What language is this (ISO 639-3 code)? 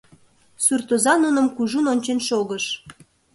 chm